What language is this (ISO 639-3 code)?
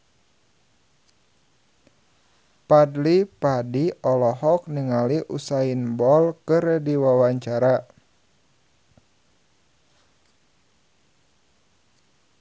sun